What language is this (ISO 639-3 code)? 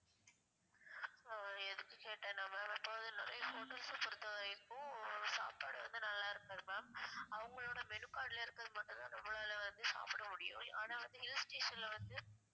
tam